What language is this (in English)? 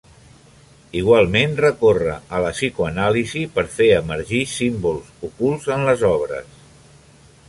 Catalan